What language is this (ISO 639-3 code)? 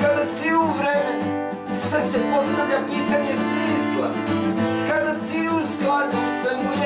pol